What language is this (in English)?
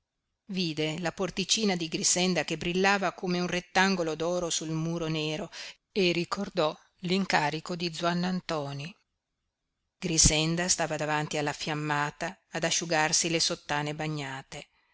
Italian